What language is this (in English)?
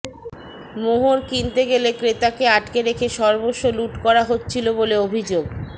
Bangla